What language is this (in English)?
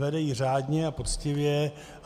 Czech